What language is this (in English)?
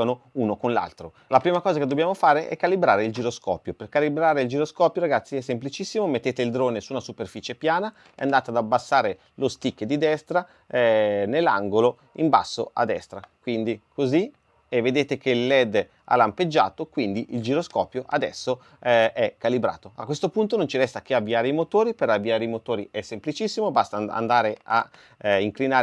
Italian